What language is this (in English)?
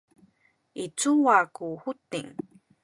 Sakizaya